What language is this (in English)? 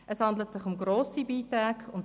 Swiss German